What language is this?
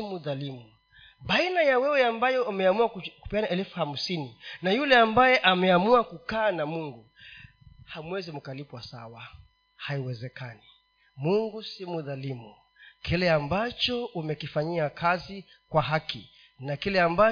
Swahili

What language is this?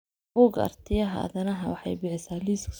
Somali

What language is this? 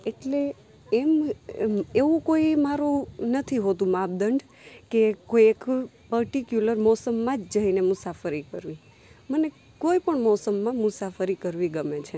Gujarati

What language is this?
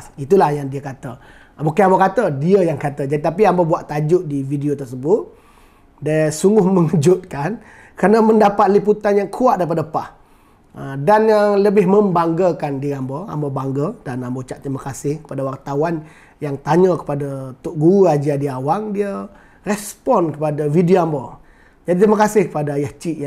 Malay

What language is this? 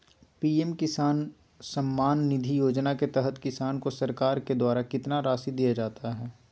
Magahi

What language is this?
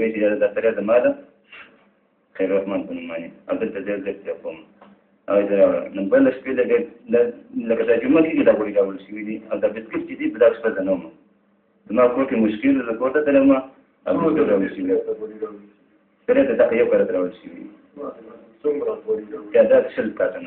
Arabic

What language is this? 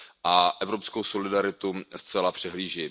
Czech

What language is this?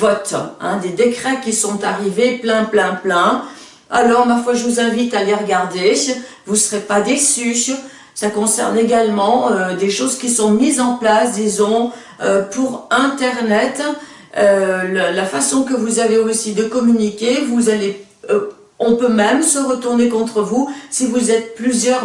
French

